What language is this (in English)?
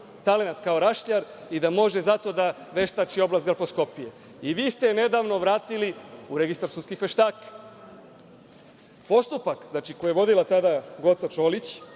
Serbian